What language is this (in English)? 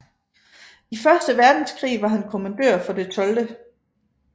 Danish